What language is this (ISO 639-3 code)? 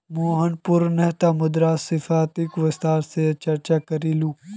mag